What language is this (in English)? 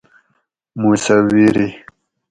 Gawri